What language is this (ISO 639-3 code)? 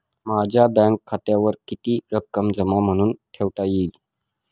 mar